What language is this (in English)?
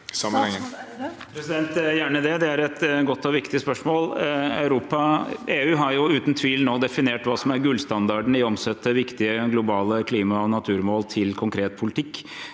Norwegian